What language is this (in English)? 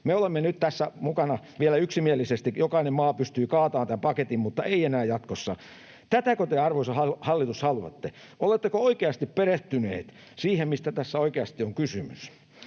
Finnish